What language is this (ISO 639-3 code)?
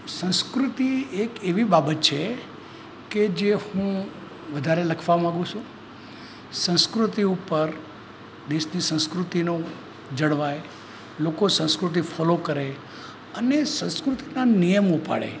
guj